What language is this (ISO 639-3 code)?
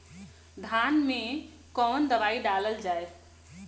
bho